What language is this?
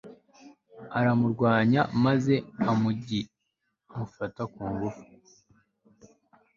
Kinyarwanda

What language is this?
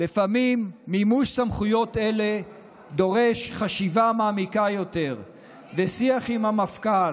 Hebrew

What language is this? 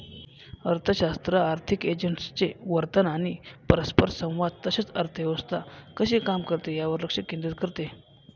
Marathi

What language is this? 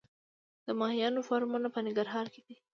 Pashto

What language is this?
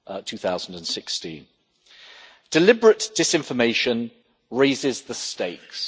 English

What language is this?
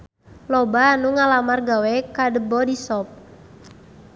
Sundanese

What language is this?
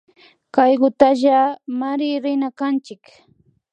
Imbabura Highland Quichua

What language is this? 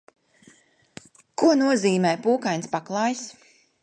Latvian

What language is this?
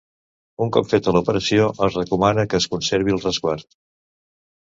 Catalan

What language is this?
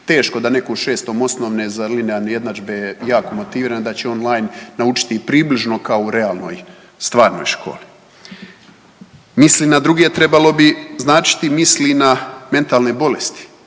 Croatian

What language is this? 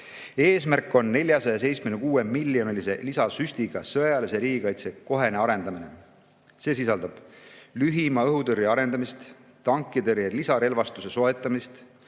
Estonian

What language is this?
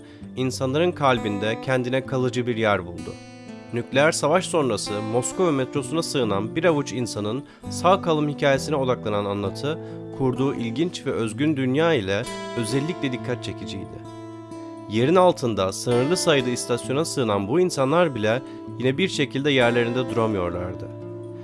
Turkish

